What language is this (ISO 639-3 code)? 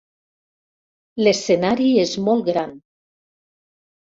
cat